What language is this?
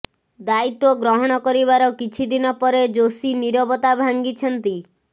Odia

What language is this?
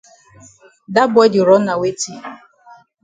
Cameroon Pidgin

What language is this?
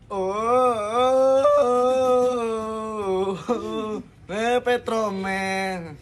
Indonesian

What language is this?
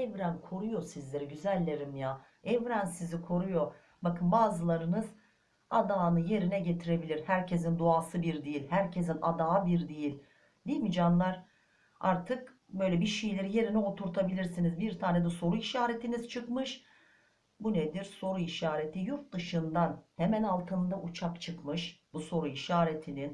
Turkish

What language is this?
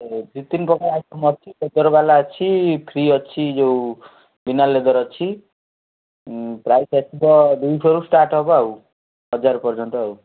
Odia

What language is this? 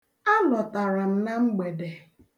Igbo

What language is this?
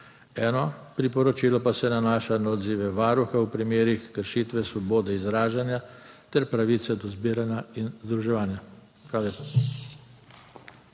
Slovenian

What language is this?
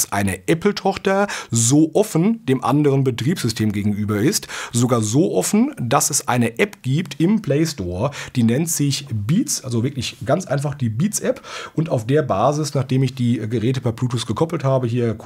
German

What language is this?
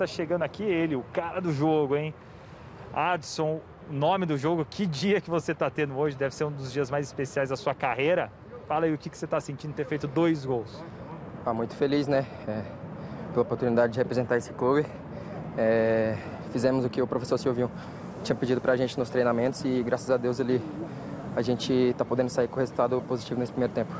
Portuguese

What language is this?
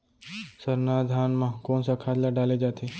Chhattisgarhi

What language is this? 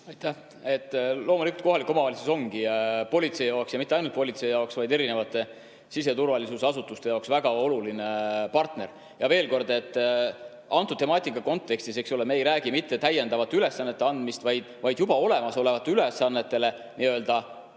Estonian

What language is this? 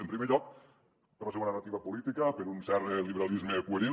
Catalan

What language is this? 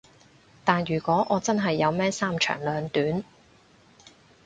Cantonese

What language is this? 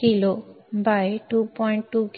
Marathi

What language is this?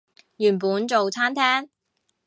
Cantonese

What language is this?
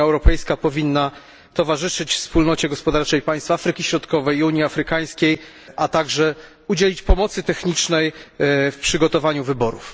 Polish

